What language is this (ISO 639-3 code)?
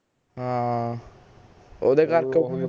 pan